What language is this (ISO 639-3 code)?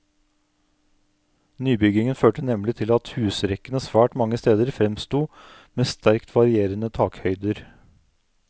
nor